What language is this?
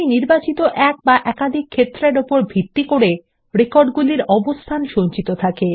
Bangla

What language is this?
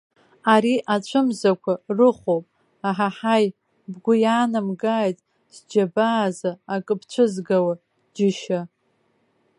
Abkhazian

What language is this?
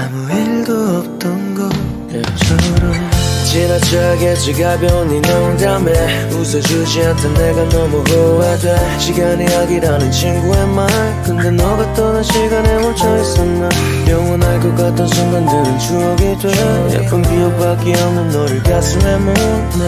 Arabic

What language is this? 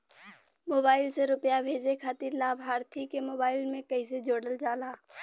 Bhojpuri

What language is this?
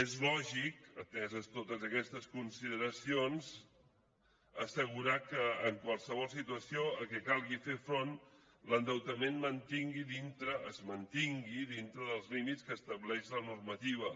Catalan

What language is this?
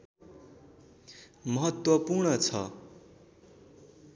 Nepali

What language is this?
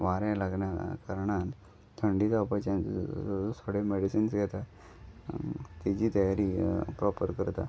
Konkani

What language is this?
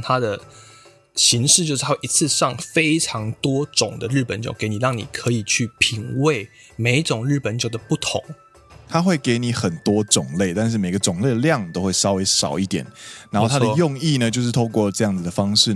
Chinese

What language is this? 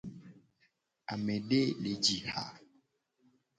Gen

